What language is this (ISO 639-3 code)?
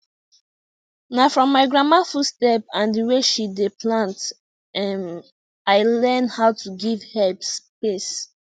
pcm